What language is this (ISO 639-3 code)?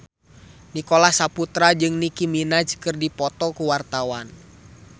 sun